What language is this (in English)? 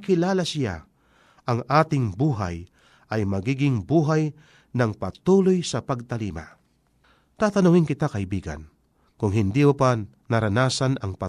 Filipino